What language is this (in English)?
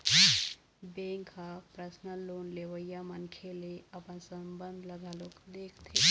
Chhattisgarhi